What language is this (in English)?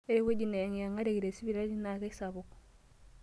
Masai